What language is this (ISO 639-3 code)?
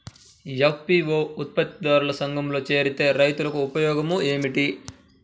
tel